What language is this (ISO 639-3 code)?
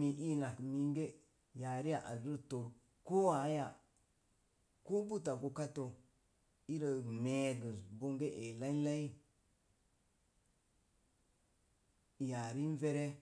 ver